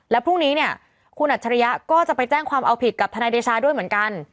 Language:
Thai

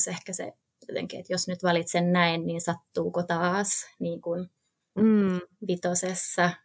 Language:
Finnish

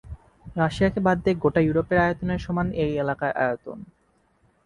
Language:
Bangla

